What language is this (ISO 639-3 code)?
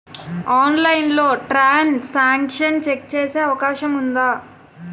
tel